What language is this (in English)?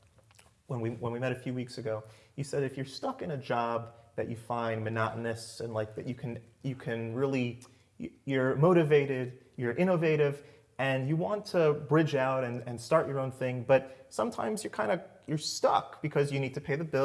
English